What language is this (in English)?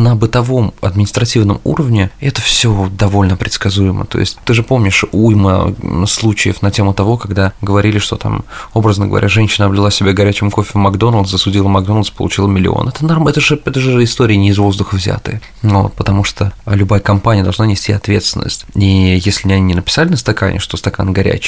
Russian